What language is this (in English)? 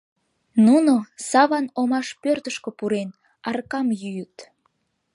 Mari